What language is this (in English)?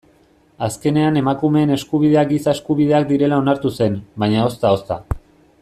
Basque